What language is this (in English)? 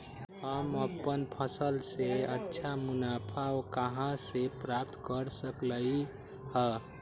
Magahi